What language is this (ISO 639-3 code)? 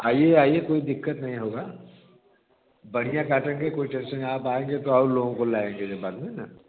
hin